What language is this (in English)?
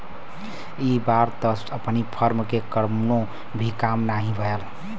Bhojpuri